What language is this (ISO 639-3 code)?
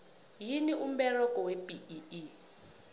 nbl